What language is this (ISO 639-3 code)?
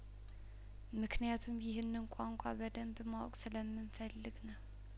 amh